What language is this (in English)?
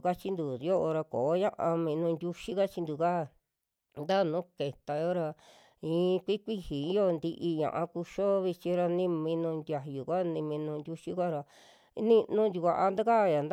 Western Juxtlahuaca Mixtec